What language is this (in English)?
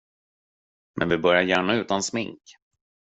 Swedish